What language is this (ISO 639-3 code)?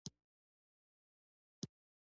pus